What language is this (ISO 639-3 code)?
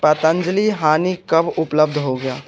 hin